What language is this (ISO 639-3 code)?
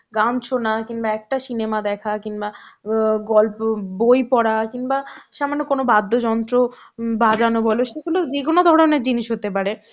ben